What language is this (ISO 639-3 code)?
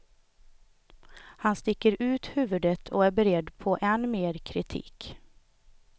swe